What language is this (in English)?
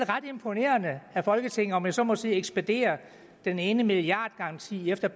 Danish